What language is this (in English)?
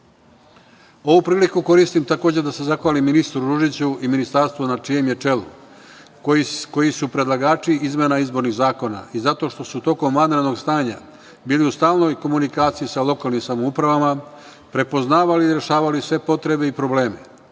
Serbian